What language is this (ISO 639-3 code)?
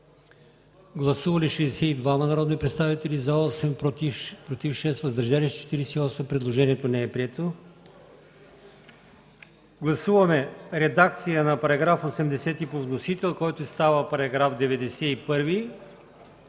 bul